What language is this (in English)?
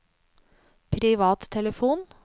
Norwegian